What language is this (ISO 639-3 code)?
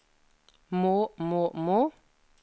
nor